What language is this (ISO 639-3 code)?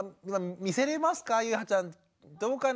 jpn